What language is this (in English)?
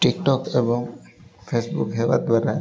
Odia